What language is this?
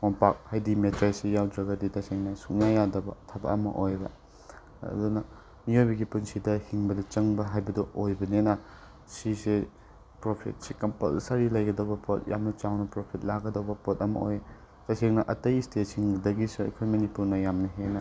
Manipuri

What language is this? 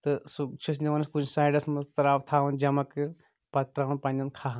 Kashmiri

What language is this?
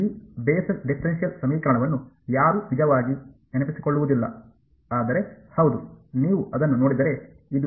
Kannada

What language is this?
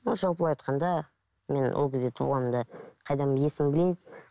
Kazakh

